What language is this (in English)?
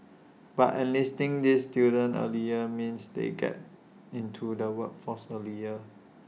English